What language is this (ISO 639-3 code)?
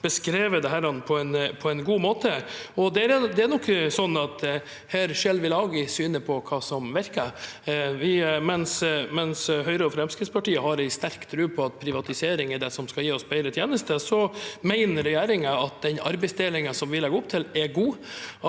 nor